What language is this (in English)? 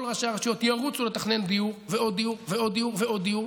Hebrew